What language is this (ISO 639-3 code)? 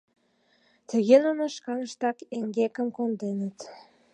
chm